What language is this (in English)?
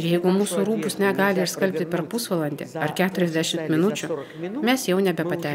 Russian